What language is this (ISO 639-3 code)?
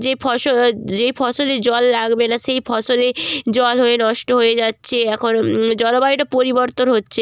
ben